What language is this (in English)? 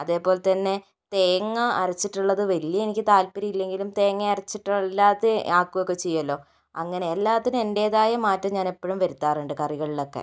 Malayalam